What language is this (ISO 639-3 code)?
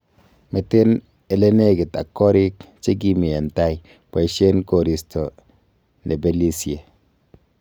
kln